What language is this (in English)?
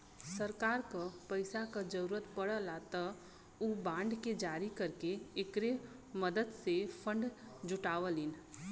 Bhojpuri